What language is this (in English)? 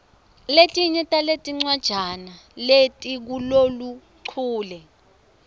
Swati